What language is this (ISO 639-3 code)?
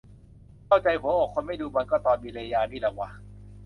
tha